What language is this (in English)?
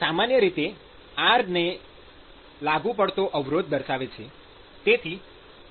Gujarati